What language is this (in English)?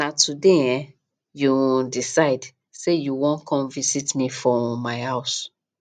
Nigerian Pidgin